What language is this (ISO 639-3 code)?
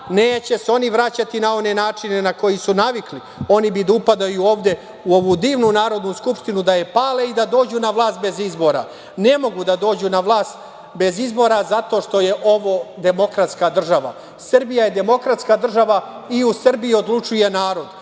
srp